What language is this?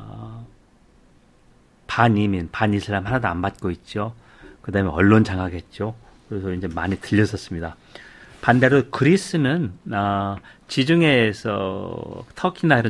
Korean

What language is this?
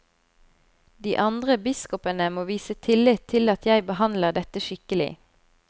Norwegian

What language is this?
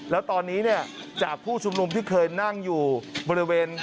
Thai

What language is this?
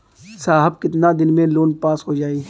Bhojpuri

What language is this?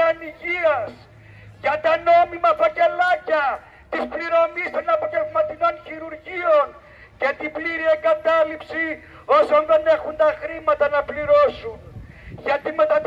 Greek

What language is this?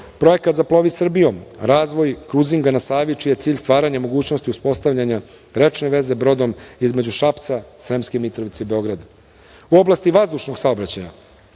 Serbian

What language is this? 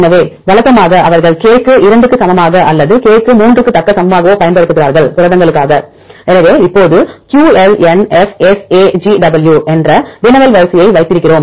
Tamil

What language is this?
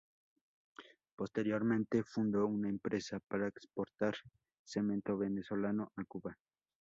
Spanish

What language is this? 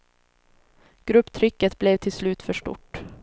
Swedish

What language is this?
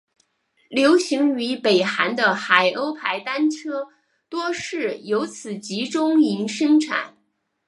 Chinese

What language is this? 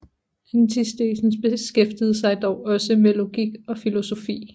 Danish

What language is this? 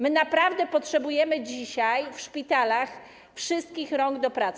Polish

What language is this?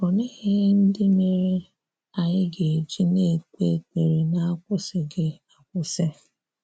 Igbo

